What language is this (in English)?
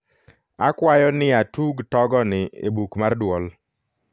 Luo (Kenya and Tanzania)